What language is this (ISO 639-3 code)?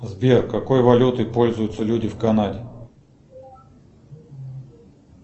rus